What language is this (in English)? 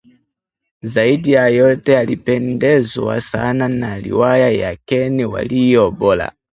Swahili